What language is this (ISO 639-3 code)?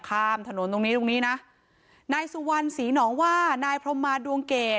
tha